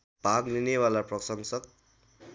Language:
Nepali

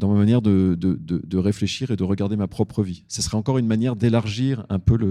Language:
French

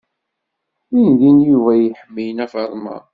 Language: Kabyle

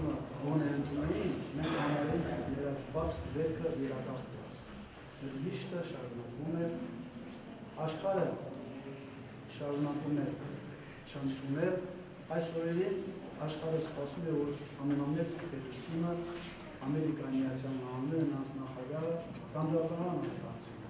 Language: Turkish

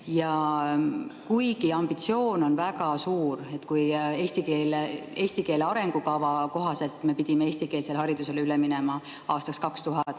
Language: Estonian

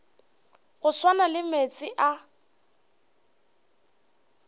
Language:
Northern Sotho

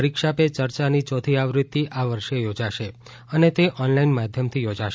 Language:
Gujarati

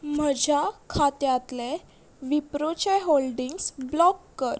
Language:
Konkani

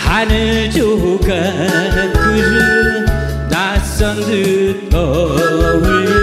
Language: Korean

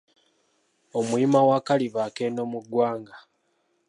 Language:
Ganda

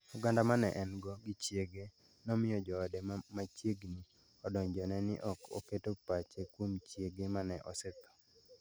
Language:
Luo (Kenya and Tanzania)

